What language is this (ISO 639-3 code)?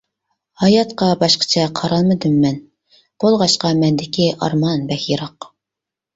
uig